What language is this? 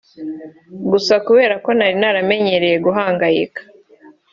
Kinyarwanda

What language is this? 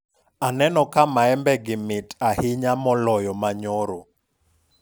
Luo (Kenya and Tanzania)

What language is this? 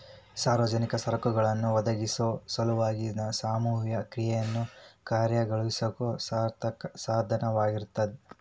Kannada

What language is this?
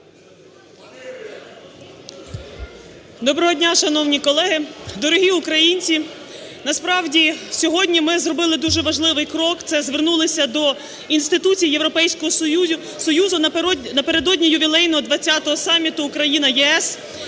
Ukrainian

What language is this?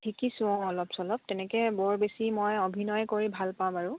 Assamese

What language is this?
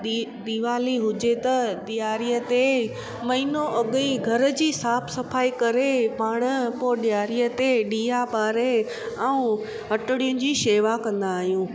Sindhi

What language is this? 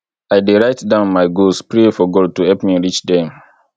Nigerian Pidgin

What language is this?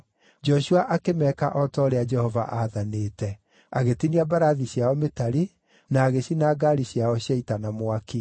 Kikuyu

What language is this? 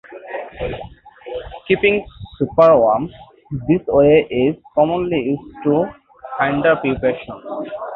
English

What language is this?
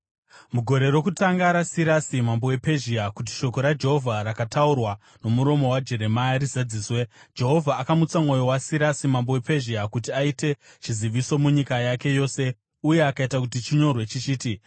Shona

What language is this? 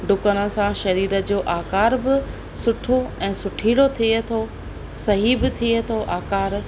Sindhi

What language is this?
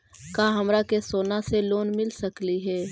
Magahi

